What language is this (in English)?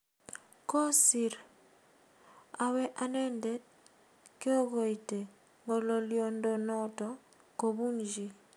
Kalenjin